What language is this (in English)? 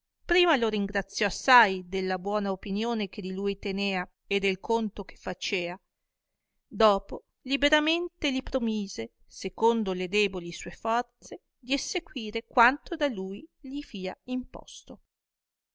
Italian